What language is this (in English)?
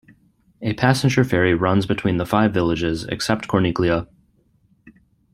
English